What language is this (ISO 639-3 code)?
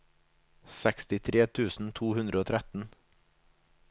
nor